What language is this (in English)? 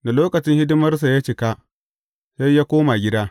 Hausa